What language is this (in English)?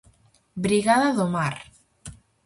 Galician